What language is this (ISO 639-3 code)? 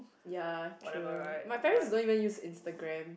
eng